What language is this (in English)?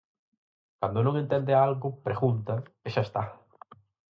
Galician